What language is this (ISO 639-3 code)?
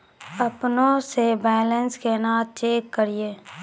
mai